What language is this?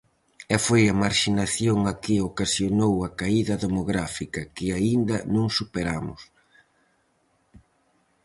Galician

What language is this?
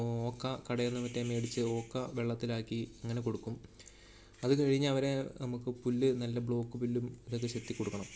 Malayalam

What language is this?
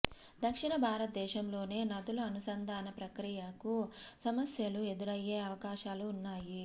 Telugu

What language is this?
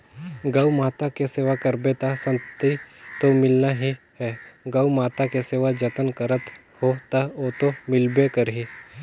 Chhattisgarhi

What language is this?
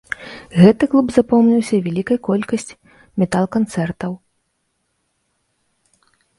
Belarusian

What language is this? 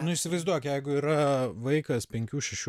Lithuanian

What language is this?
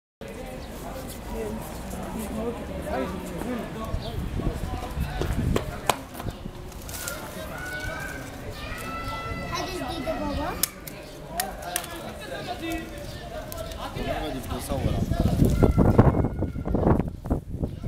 Danish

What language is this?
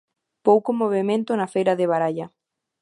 Galician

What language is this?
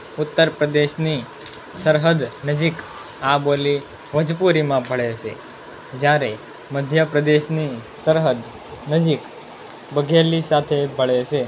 Gujarati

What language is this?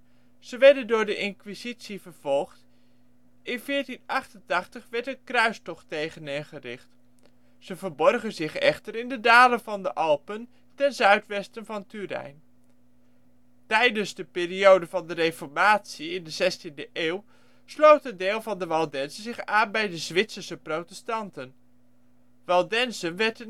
Dutch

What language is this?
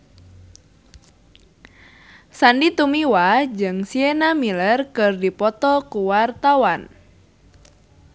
Sundanese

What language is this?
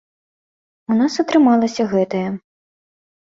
Belarusian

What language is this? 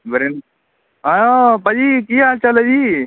Punjabi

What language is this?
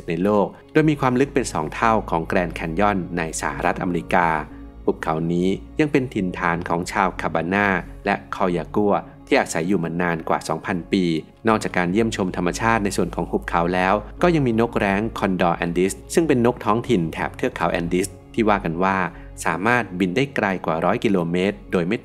Thai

